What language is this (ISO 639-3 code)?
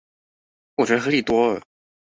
zho